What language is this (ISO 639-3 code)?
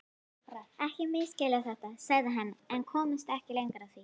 isl